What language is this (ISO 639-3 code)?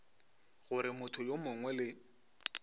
nso